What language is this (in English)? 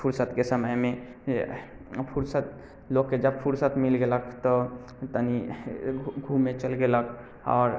Maithili